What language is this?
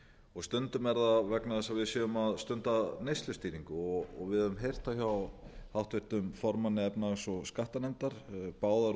Icelandic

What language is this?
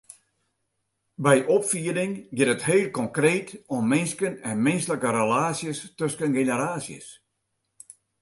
Western Frisian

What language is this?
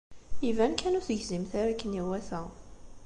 Kabyle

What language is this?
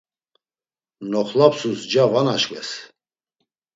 Laz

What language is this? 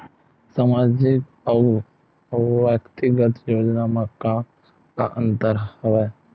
Chhattisgarhi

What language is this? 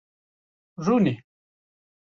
Kurdish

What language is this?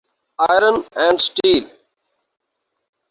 Urdu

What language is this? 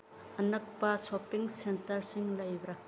Manipuri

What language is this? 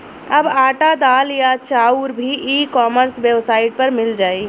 Bhojpuri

